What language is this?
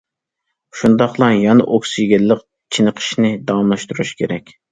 Uyghur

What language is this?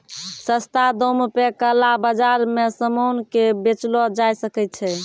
Maithili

